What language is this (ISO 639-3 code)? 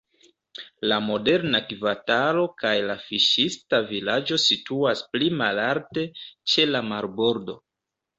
epo